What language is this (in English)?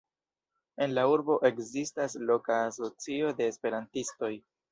Esperanto